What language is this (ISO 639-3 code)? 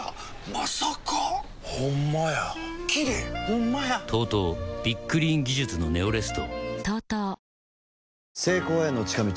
jpn